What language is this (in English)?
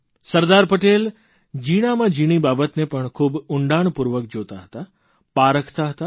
Gujarati